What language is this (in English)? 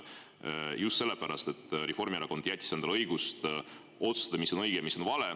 Estonian